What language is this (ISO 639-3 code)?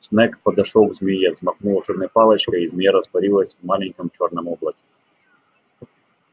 rus